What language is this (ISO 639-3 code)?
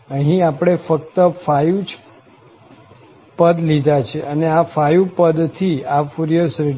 guj